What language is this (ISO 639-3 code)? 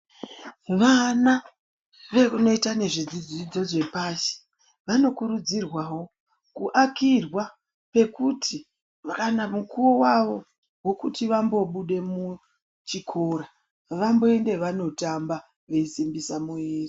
ndc